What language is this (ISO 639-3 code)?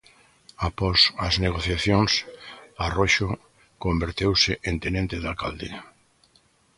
glg